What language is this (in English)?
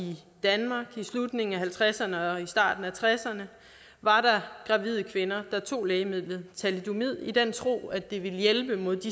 Danish